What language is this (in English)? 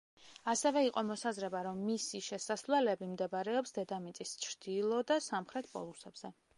Georgian